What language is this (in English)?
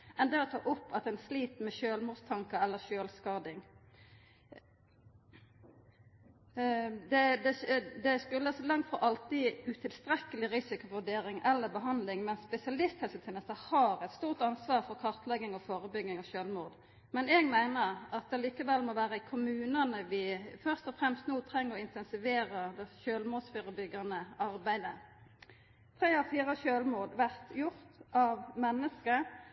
Norwegian Nynorsk